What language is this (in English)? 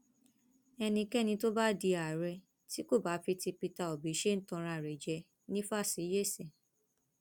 Yoruba